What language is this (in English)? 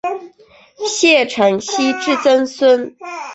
Chinese